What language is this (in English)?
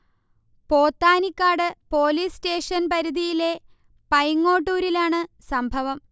Malayalam